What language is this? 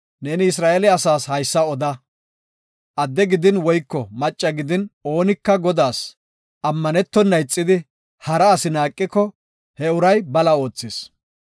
Gofa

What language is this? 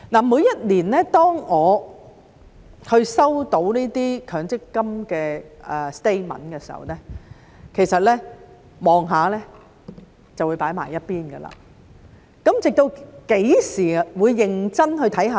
Cantonese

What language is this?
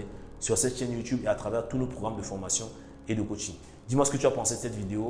French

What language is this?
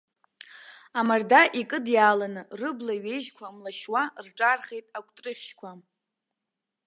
Abkhazian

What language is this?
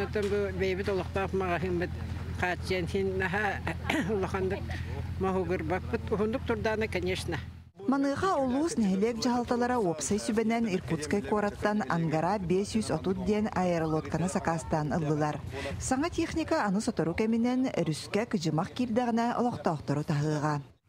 Turkish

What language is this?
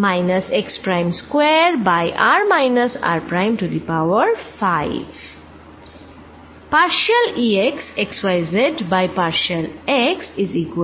Bangla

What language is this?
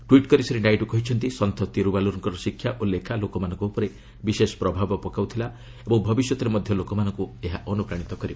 Odia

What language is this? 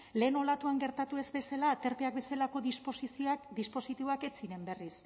Basque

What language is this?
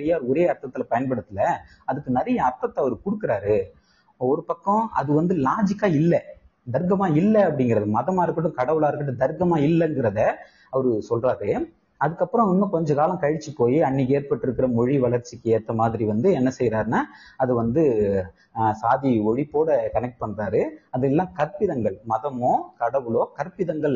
Tamil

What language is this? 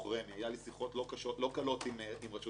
Hebrew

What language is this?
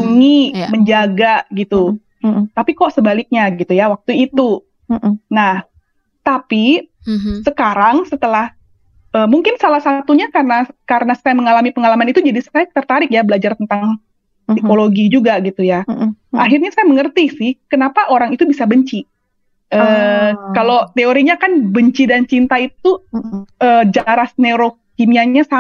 Indonesian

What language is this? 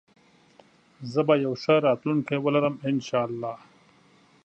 Pashto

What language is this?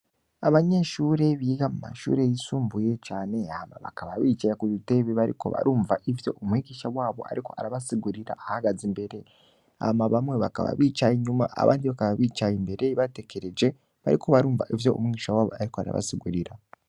Rundi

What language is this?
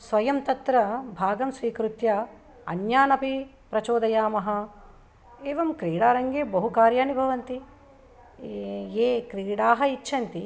Sanskrit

